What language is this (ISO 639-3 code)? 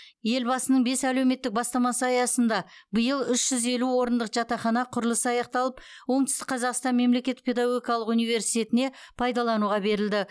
kaz